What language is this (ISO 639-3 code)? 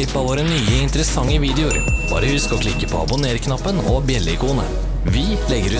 nld